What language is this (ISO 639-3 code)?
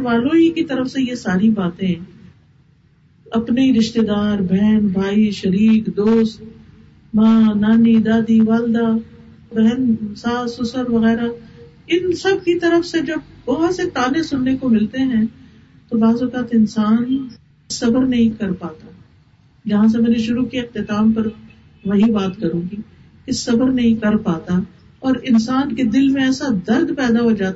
urd